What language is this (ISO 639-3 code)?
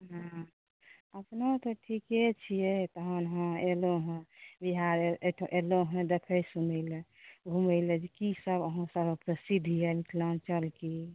mai